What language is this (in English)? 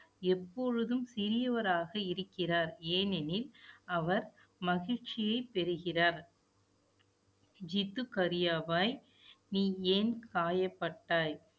Tamil